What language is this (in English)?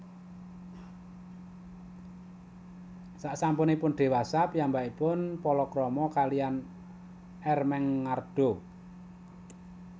Javanese